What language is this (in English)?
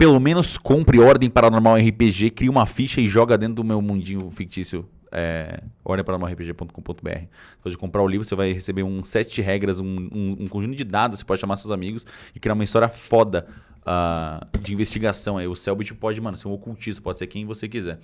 Portuguese